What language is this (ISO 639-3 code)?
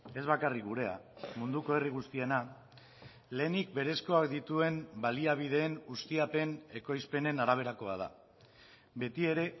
eus